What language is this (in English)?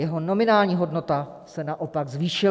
Czech